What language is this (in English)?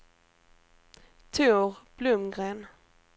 Swedish